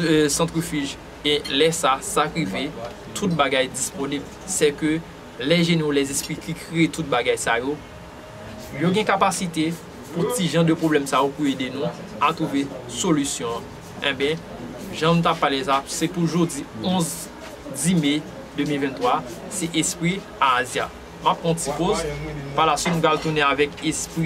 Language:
French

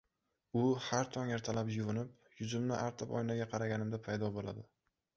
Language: Uzbek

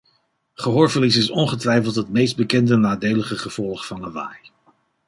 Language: Dutch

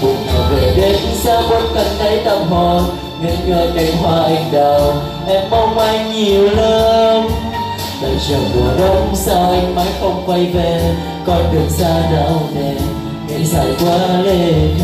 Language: Vietnamese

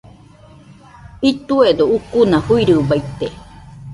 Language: Nüpode Huitoto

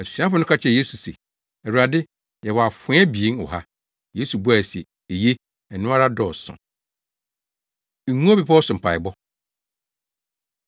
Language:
Akan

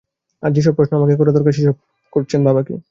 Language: Bangla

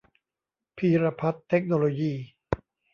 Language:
Thai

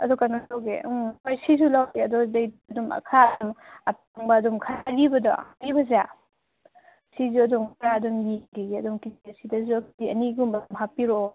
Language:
Manipuri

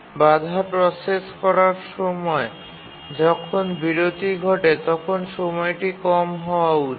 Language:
Bangla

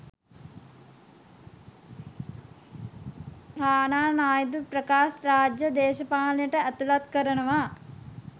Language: Sinhala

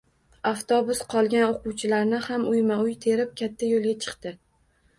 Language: Uzbek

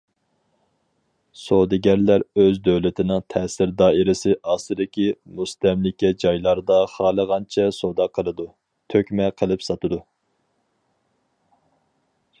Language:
Uyghur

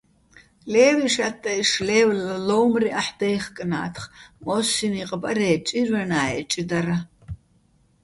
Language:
Bats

